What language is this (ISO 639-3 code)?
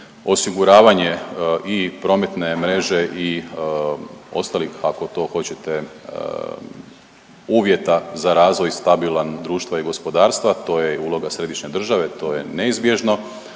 hrv